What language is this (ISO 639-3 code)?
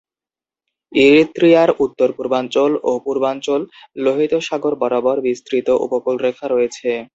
ben